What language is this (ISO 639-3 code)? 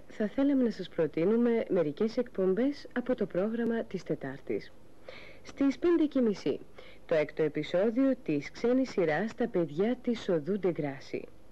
ell